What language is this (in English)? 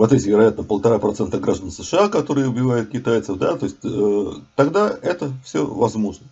Russian